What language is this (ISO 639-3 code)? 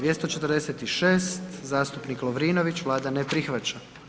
hrv